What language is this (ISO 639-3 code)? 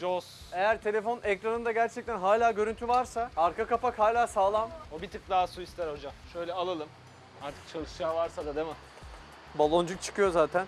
tur